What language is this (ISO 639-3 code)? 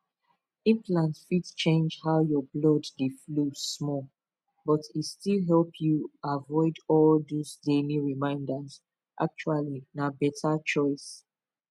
pcm